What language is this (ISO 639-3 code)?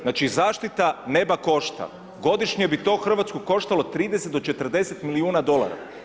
hrv